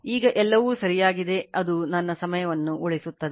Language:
Kannada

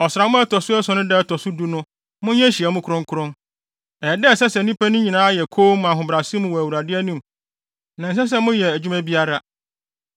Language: Akan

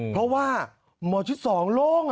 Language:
Thai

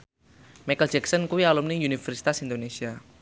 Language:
Javanese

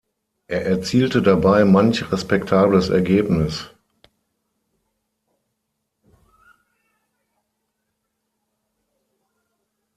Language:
German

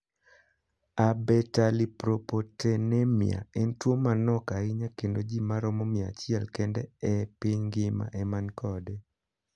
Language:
Luo (Kenya and Tanzania)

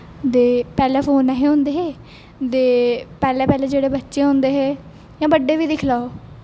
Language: Dogri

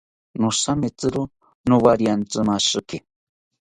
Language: South Ucayali Ashéninka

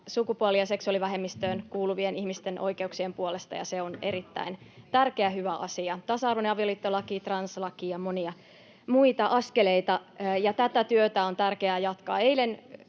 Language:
Finnish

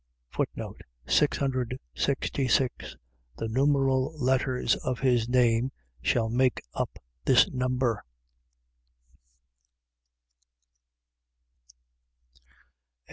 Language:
English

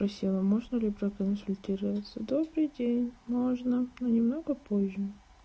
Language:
Russian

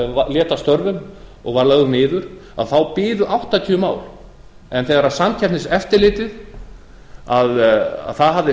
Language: Icelandic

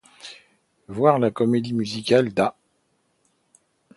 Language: French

